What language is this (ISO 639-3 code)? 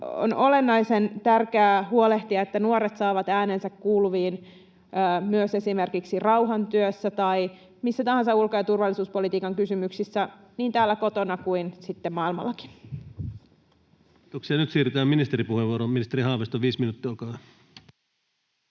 fin